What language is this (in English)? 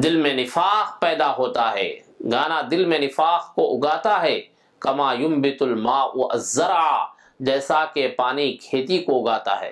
Arabic